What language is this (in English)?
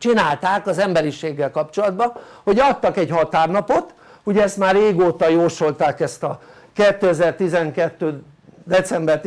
Hungarian